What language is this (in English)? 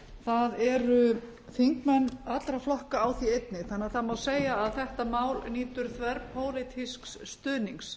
Icelandic